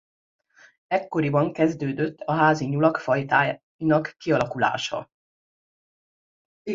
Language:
Hungarian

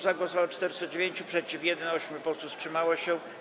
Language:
Polish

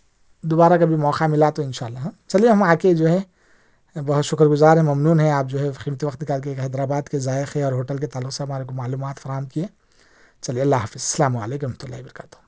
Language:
Urdu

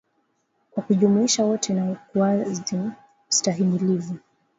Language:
Swahili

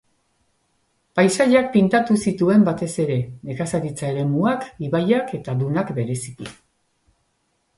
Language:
Basque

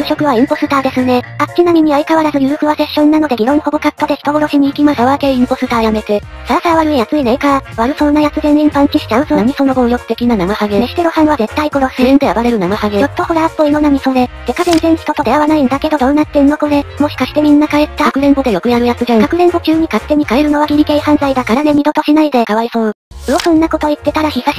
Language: Japanese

